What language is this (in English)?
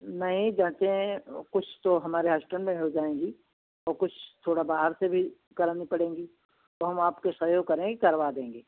Hindi